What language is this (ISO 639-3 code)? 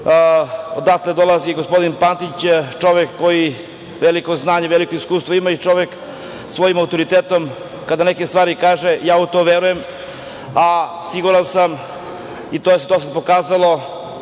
srp